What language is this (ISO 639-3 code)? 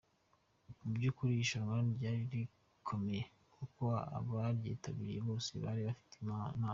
kin